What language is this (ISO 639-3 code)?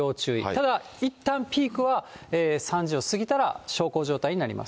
jpn